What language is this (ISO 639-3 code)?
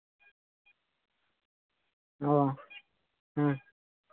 sat